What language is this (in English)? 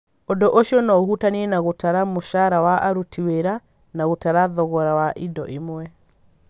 Kikuyu